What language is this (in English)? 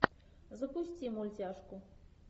Russian